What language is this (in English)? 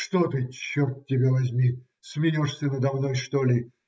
Russian